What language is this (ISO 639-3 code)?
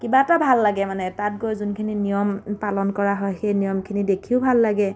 asm